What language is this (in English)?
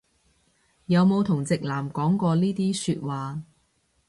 Cantonese